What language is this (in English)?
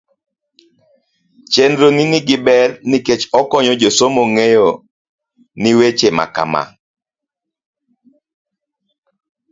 Luo (Kenya and Tanzania)